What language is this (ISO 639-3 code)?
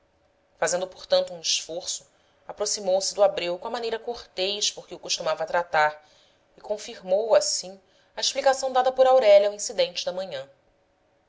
por